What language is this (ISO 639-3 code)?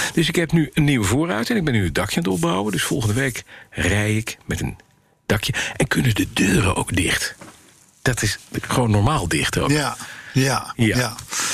nld